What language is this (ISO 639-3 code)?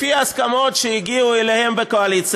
heb